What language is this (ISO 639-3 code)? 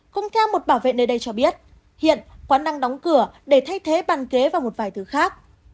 vie